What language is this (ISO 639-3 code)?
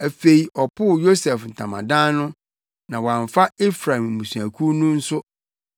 aka